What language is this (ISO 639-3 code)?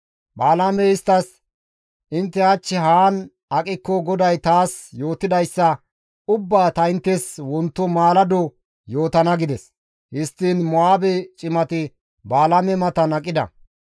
gmv